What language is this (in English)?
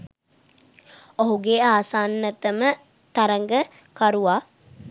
Sinhala